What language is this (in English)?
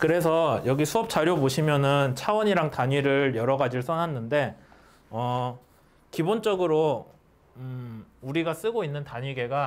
Korean